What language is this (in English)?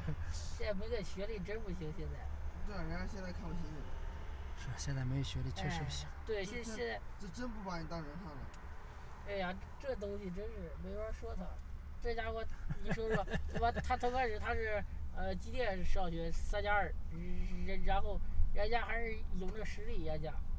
Chinese